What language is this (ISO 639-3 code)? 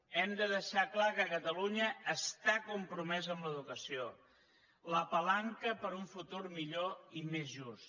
cat